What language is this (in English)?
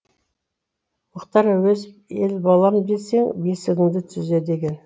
Kazakh